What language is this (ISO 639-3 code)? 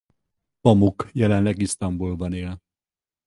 hun